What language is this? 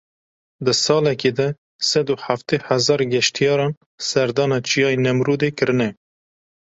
Kurdish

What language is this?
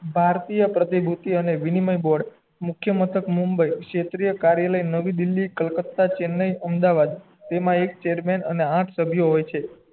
Gujarati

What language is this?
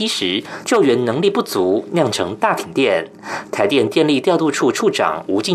Chinese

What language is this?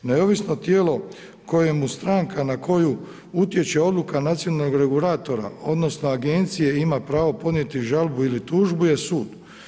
Croatian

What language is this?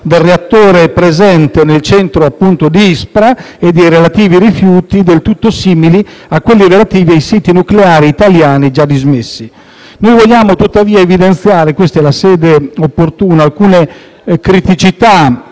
Italian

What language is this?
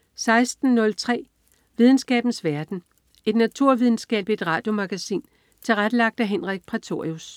Danish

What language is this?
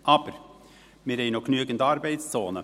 Swiss German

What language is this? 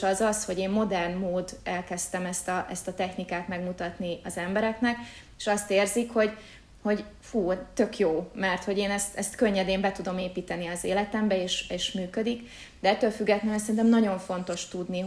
Hungarian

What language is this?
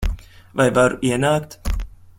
Latvian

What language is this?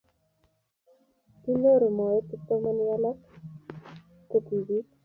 Kalenjin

